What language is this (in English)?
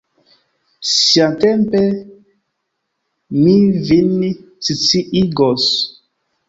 Esperanto